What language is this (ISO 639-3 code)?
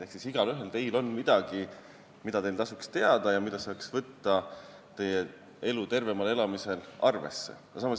est